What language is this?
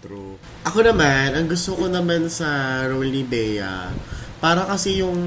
Filipino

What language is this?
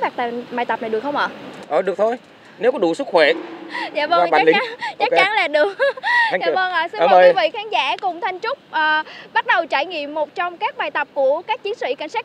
Vietnamese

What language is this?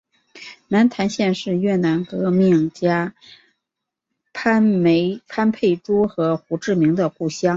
Chinese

